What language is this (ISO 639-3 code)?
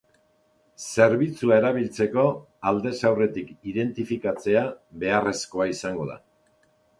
eus